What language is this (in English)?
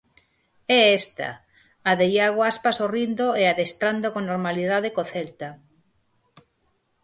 Galician